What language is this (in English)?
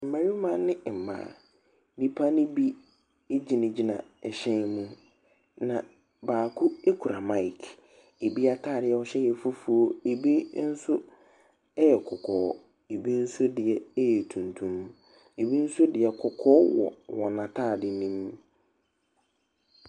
Akan